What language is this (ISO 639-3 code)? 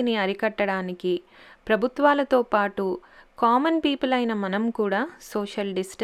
tel